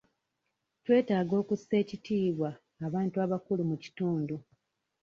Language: Ganda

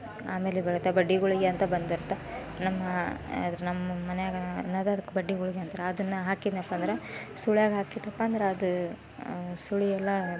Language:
Kannada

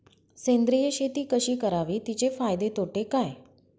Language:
Marathi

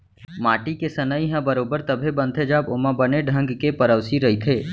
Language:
Chhattisgarhi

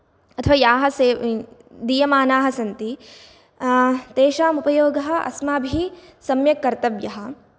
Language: Sanskrit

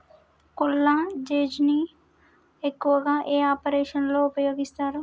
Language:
Telugu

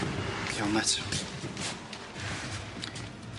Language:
Welsh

